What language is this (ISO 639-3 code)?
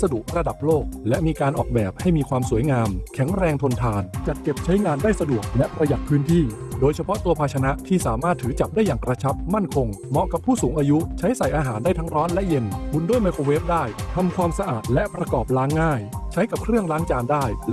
tha